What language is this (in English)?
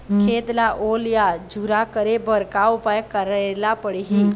Chhattisgarhi